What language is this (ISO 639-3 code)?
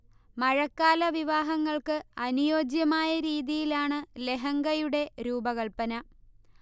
mal